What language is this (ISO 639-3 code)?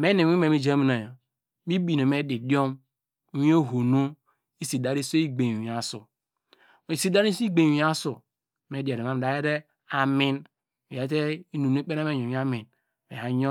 deg